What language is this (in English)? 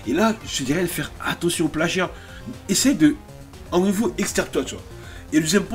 French